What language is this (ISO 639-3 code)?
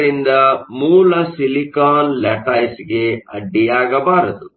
kan